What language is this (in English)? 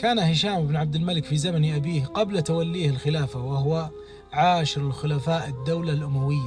Arabic